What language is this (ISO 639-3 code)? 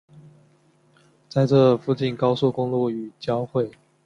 zho